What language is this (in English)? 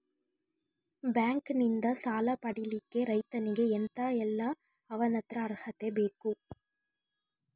Kannada